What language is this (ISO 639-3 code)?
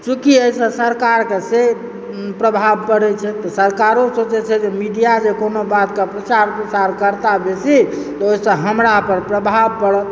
mai